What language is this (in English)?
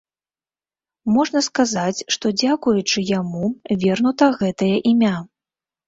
Belarusian